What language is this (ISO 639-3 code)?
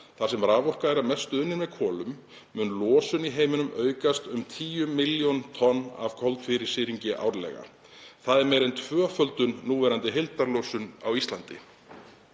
isl